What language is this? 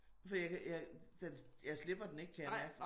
Danish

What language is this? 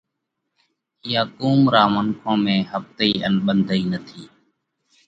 Parkari Koli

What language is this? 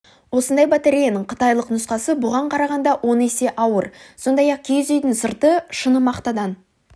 Kazakh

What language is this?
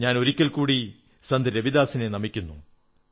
Malayalam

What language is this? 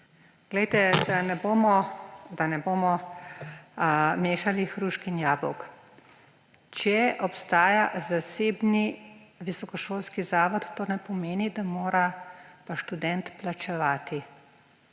Slovenian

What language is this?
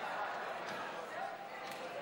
Hebrew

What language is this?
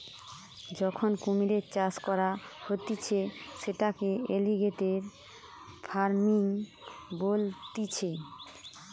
Bangla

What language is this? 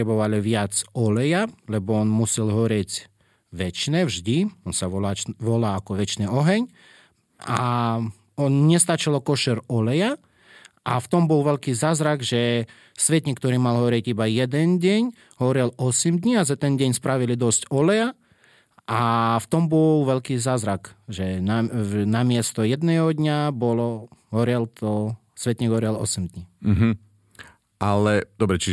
Slovak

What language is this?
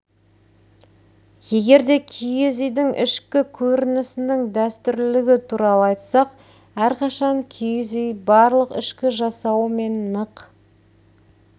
Kazakh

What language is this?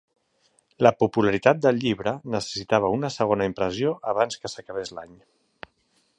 Catalan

